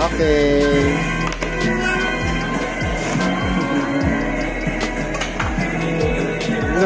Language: Filipino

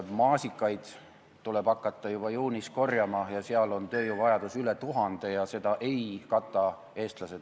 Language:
Estonian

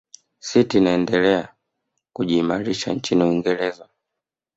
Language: Swahili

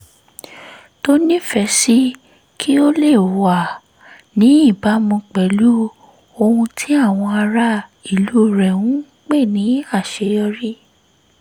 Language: Yoruba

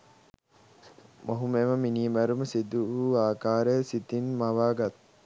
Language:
Sinhala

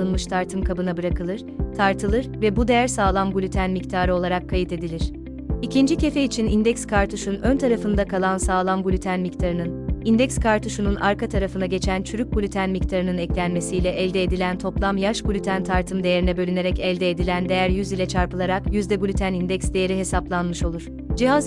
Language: Turkish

